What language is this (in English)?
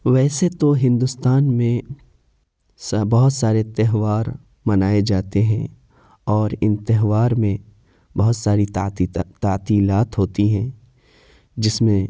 Urdu